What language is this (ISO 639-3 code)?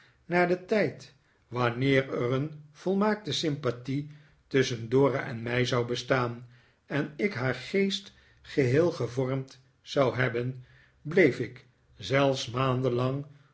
nld